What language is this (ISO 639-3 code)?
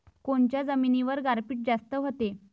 mar